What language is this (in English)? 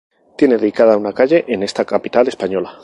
Spanish